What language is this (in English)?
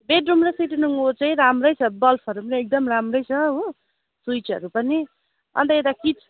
Nepali